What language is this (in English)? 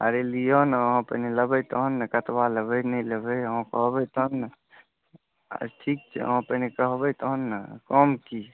Maithili